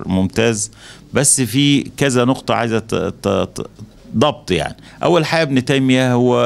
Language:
Arabic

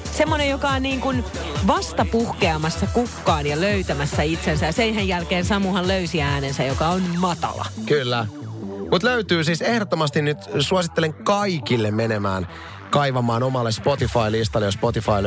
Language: Finnish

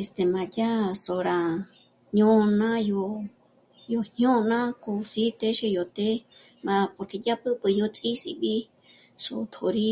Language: Michoacán Mazahua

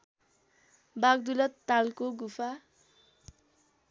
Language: Nepali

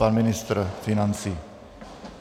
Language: Czech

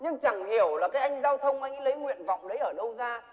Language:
Vietnamese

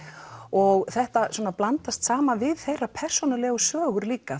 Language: Icelandic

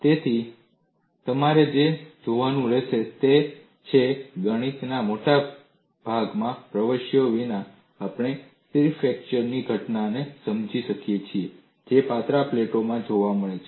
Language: Gujarati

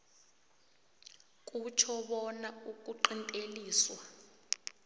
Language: South Ndebele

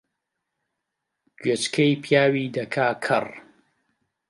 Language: Central Kurdish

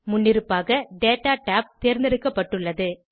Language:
Tamil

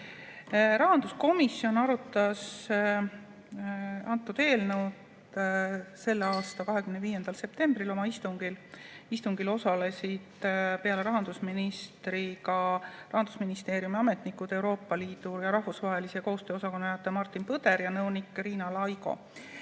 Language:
Estonian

